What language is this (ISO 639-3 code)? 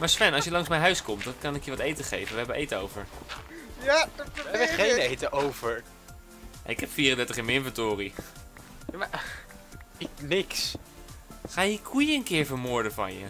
nld